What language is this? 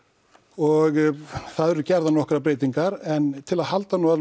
Icelandic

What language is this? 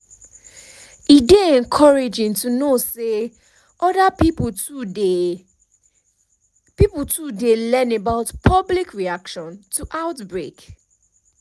Nigerian Pidgin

